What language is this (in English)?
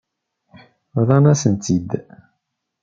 Kabyle